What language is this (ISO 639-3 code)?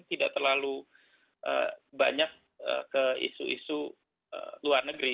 ind